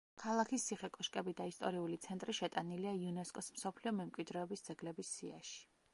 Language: Georgian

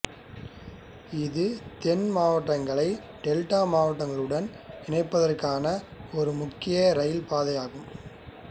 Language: Tamil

